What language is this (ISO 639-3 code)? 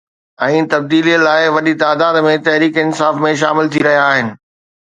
snd